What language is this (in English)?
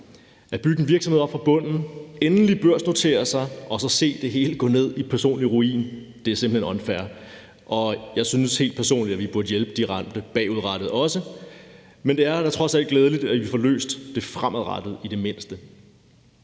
Danish